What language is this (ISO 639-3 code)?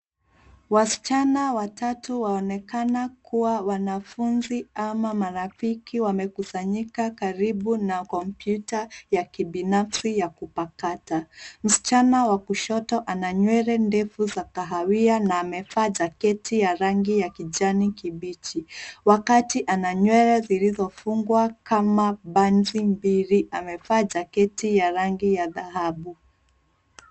swa